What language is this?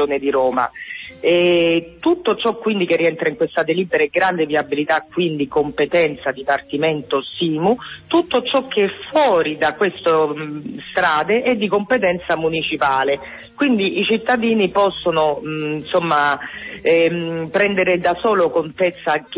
Italian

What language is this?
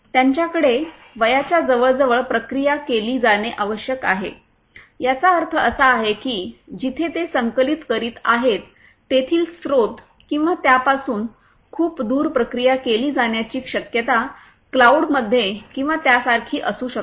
Marathi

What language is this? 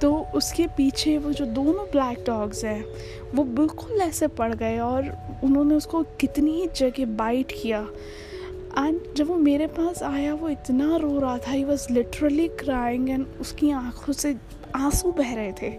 Hindi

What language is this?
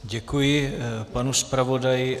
Czech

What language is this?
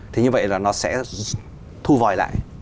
Vietnamese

